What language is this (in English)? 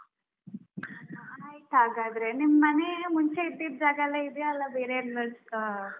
Kannada